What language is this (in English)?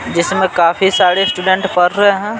Hindi